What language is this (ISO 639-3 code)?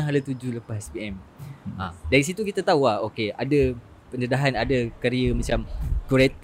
msa